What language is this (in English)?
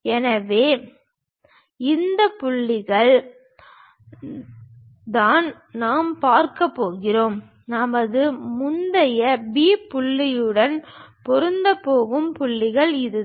Tamil